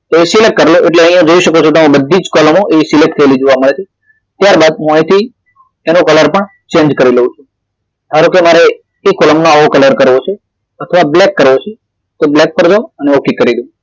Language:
Gujarati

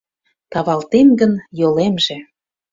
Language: Mari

